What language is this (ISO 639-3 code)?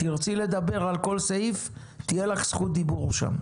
heb